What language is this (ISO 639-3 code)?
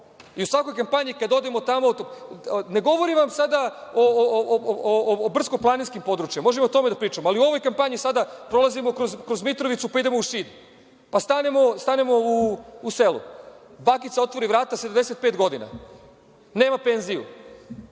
srp